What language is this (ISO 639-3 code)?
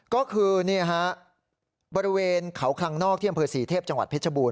tha